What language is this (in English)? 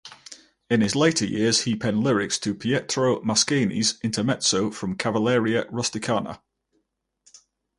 English